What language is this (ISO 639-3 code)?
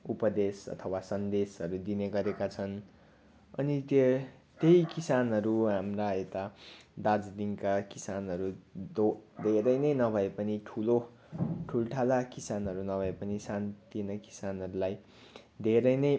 nep